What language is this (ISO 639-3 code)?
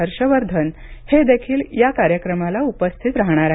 mar